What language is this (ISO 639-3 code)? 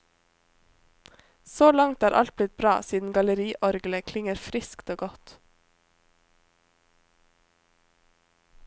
nor